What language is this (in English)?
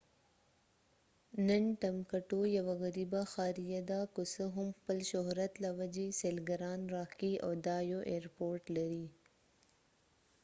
Pashto